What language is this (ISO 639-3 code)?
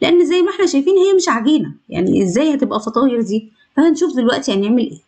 ara